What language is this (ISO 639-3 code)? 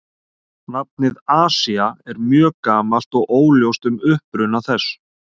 isl